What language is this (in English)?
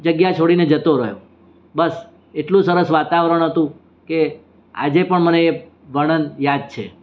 Gujarati